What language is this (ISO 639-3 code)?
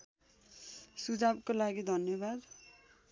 nep